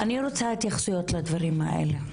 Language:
Hebrew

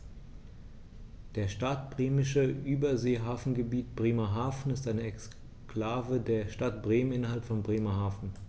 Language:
German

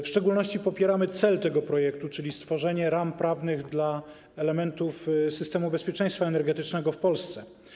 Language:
Polish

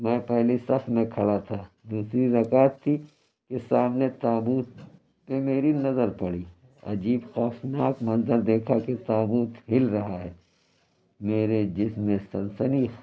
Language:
Urdu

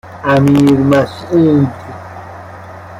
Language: Persian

